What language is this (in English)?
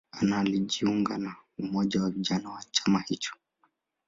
Swahili